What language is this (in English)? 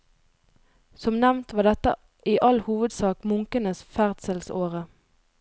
Norwegian